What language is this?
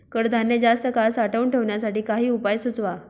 Marathi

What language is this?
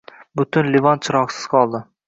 Uzbek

